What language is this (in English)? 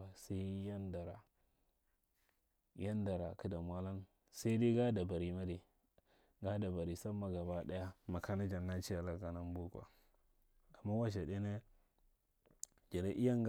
Marghi Central